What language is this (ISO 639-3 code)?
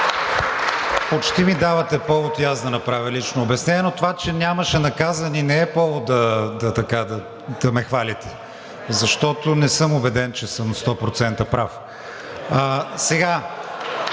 bul